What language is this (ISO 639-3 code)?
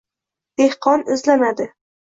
uzb